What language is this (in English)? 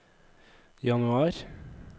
Norwegian